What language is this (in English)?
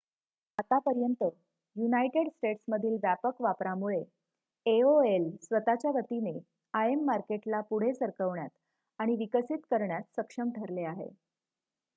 Marathi